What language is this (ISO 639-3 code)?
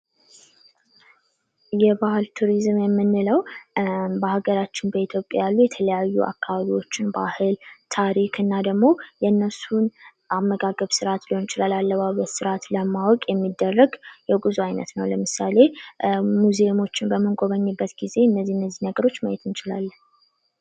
amh